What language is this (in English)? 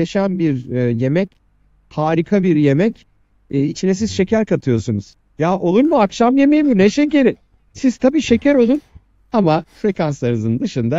Turkish